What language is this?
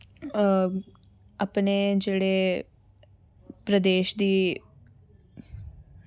Dogri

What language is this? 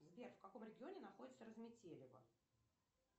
Russian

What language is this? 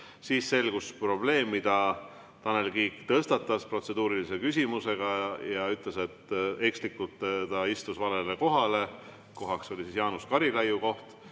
Estonian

